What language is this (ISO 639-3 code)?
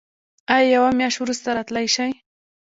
pus